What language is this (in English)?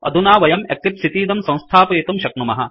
Sanskrit